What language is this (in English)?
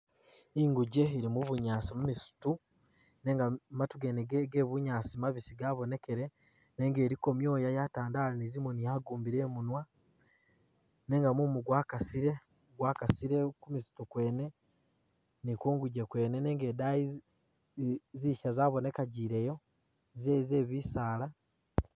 Masaaba